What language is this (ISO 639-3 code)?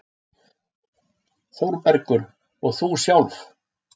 isl